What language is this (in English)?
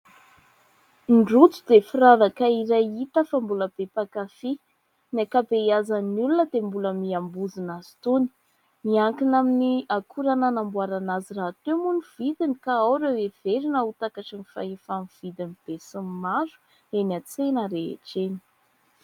Malagasy